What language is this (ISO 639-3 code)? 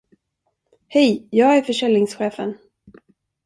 swe